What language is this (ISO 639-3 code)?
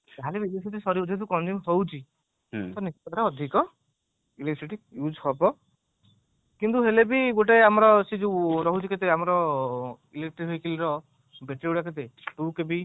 ori